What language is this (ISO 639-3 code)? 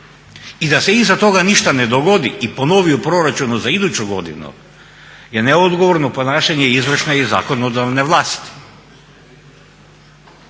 hrv